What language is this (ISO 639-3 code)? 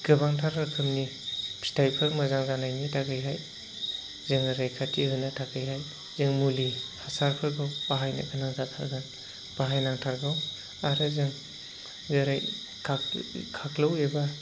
brx